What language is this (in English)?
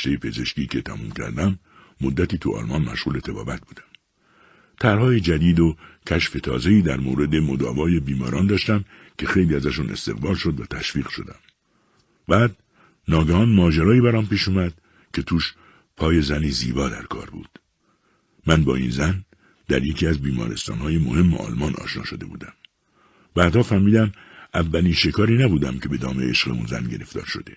Persian